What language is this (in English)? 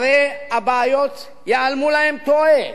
Hebrew